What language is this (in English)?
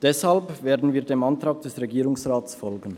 Swiss German